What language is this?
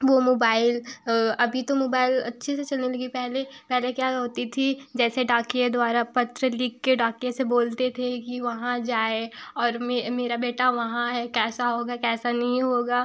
Hindi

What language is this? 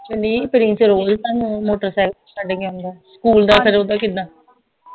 Punjabi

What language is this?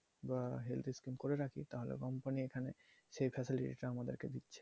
Bangla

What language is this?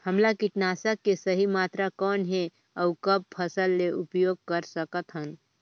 Chhattisgarhi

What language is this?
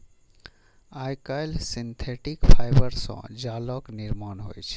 Maithili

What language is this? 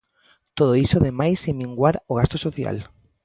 Galician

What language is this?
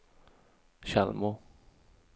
Swedish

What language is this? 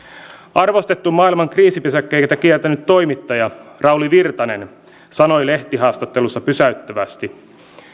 Finnish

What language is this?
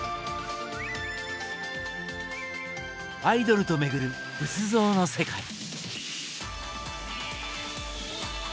Japanese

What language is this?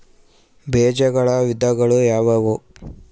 Kannada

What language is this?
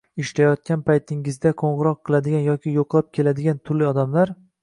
Uzbek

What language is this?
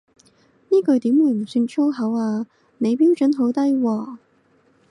Cantonese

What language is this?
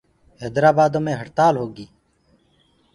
Gurgula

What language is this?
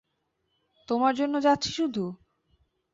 Bangla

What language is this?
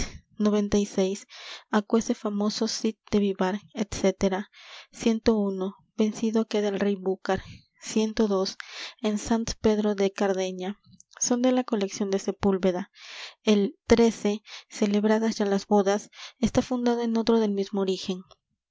Spanish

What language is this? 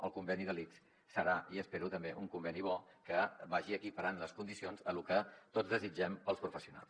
Catalan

